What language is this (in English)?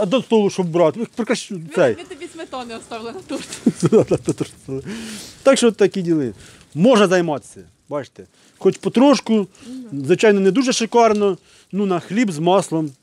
Ukrainian